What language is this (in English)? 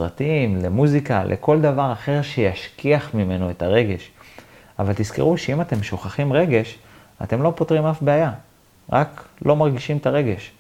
Hebrew